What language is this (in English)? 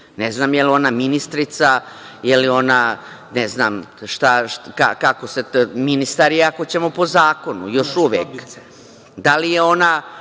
Serbian